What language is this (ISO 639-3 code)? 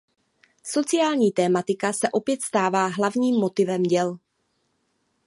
ces